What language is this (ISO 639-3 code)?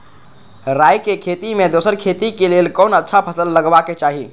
mai